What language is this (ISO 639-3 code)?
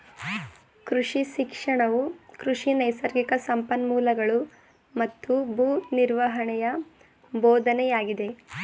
kan